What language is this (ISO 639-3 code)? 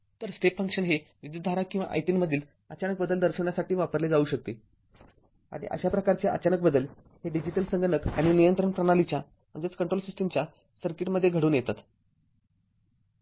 mar